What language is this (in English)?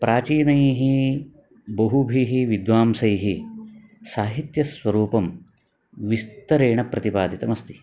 Sanskrit